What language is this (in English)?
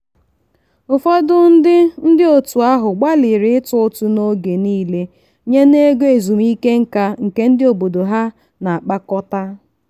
Igbo